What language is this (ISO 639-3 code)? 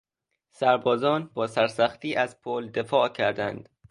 fas